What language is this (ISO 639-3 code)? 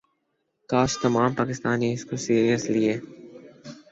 urd